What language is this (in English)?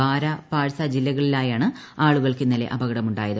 Malayalam